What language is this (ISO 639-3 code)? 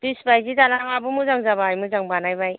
brx